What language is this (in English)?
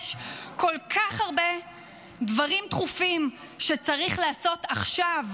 Hebrew